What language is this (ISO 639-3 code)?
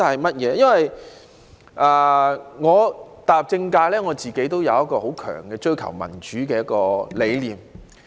yue